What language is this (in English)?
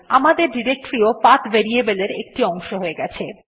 Bangla